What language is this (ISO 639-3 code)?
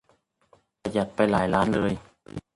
tha